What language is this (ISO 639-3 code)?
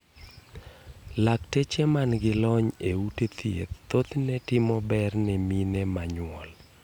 luo